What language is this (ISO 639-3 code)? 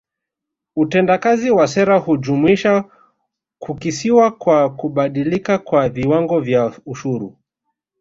swa